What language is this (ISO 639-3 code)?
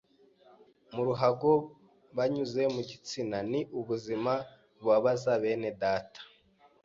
kin